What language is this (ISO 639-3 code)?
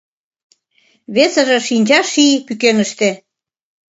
chm